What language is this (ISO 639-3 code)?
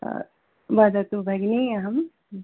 san